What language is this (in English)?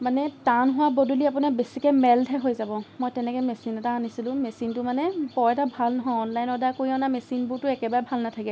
Assamese